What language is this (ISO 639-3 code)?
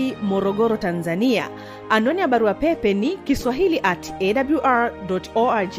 swa